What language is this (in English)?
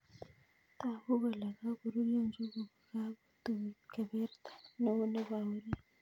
Kalenjin